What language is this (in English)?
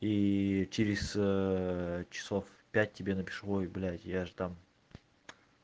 Russian